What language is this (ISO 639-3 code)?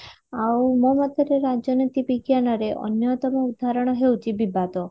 ori